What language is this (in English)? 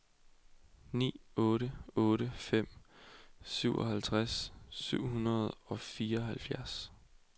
Danish